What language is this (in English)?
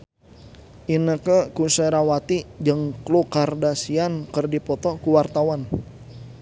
Sundanese